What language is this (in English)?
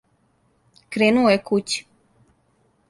Serbian